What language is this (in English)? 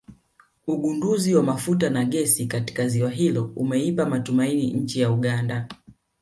Swahili